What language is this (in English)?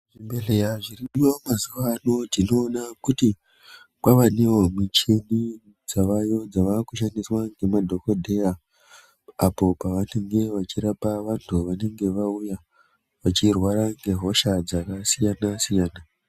Ndau